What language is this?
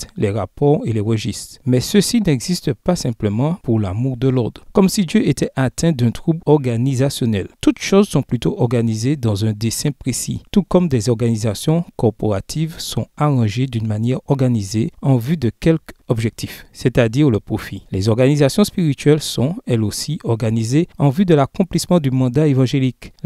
French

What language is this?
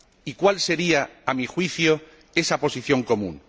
Spanish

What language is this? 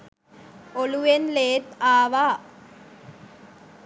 Sinhala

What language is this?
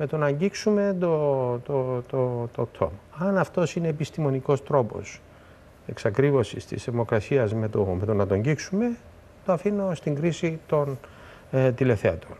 Greek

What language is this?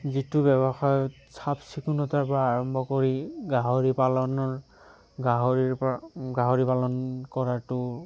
Assamese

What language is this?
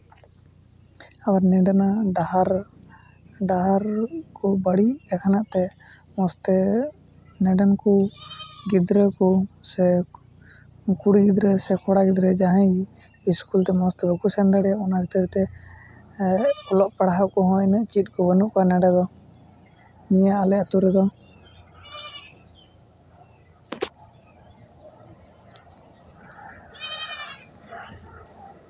Santali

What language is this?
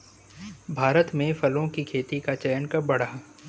Hindi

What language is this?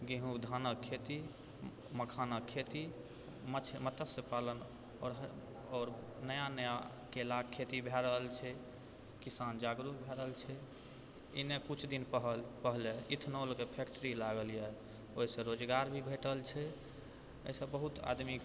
Maithili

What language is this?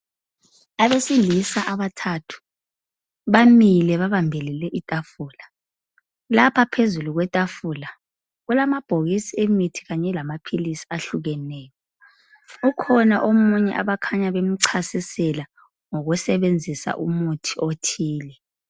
North Ndebele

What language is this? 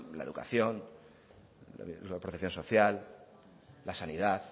Spanish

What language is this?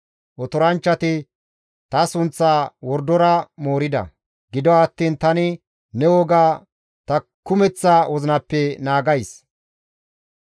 Gamo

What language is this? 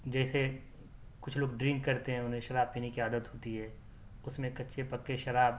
Urdu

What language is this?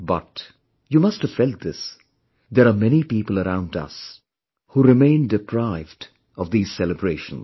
English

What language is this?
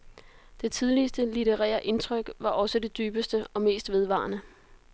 Danish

